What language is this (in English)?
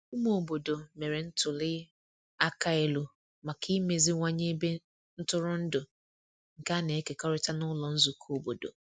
Igbo